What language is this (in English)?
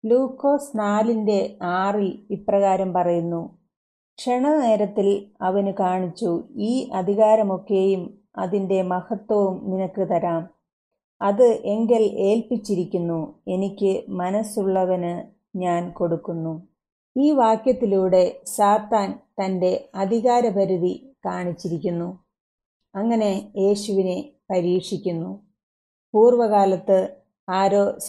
Malayalam